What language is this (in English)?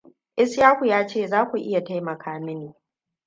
Hausa